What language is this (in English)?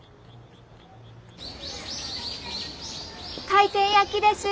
Japanese